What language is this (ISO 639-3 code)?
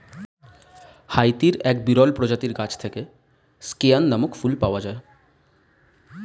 ben